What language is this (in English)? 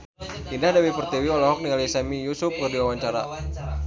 Sundanese